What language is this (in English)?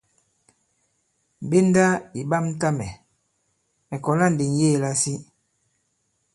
Bankon